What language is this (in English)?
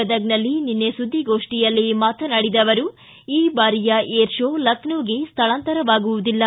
Kannada